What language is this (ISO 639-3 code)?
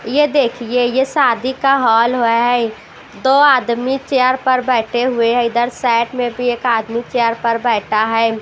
hin